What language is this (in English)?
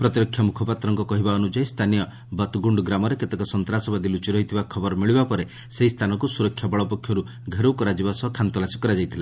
Odia